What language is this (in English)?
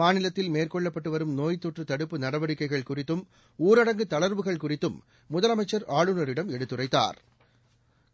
Tamil